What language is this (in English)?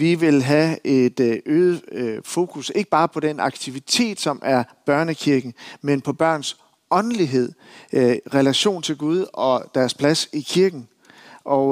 Danish